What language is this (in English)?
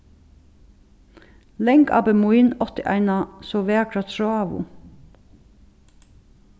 Faroese